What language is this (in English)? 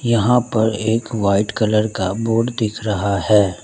Hindi